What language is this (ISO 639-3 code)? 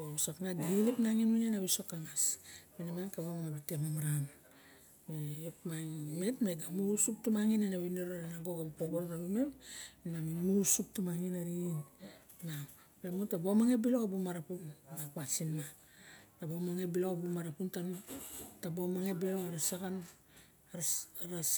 bjk